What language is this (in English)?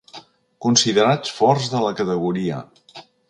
Catalan